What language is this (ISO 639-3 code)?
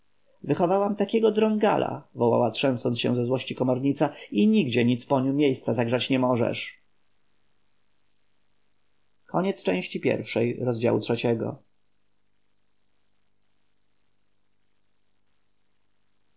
pol